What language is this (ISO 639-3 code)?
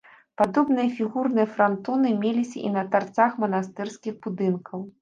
bel